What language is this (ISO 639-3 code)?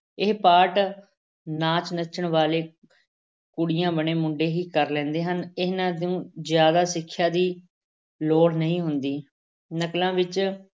pan